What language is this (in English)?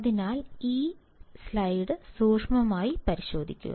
Malayalam